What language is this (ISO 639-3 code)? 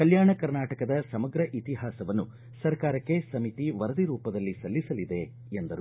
kan